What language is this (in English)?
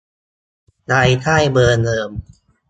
Thai